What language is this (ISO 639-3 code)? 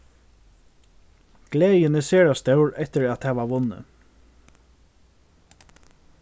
fao